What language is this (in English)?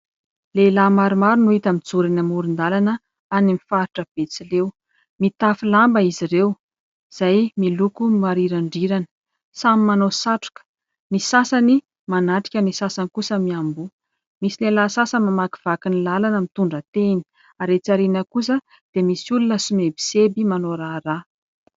Malagasy